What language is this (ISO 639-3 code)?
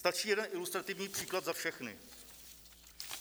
ces